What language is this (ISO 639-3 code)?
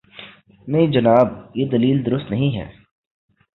urd